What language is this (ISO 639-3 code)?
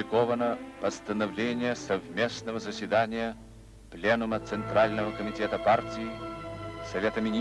rus